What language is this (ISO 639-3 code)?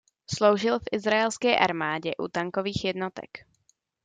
ces